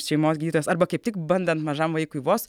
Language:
Lithuanian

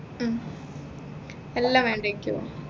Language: Malayalam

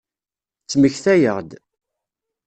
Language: Kabyle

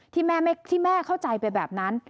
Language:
Thai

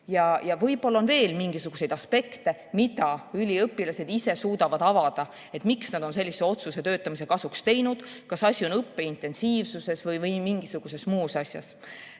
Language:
Estonian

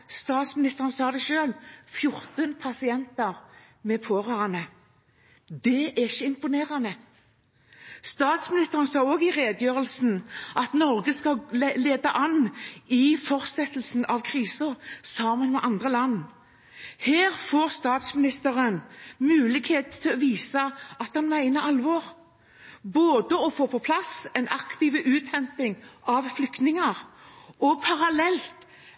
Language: Norwegian Bokmål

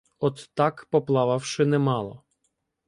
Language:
Ukrainian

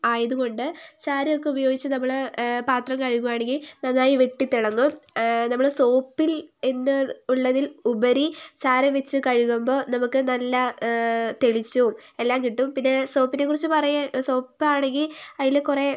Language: Malayalam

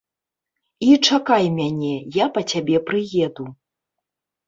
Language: Belarusian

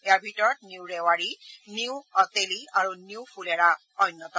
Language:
Assamese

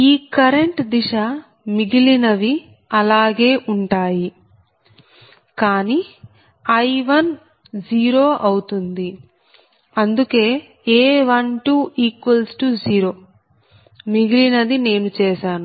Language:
Telugu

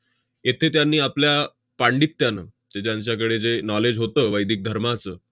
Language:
Marathi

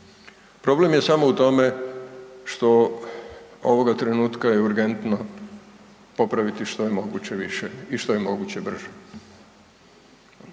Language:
Croatian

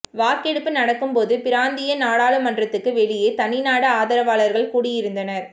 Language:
Tamil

